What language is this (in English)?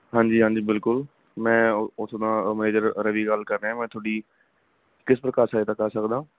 Punjabi